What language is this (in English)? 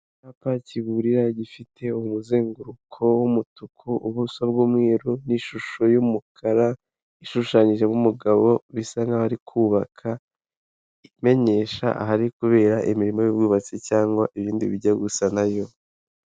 Kinyarwanda